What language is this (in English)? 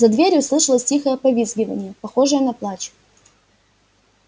Russian